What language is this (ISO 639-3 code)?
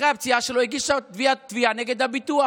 heb